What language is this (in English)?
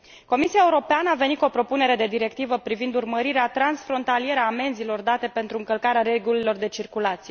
Romanian